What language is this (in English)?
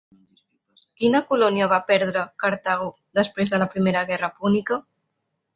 Catalan